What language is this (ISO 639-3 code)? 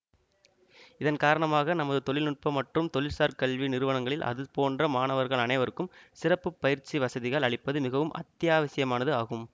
tam